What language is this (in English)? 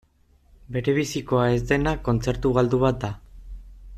Basque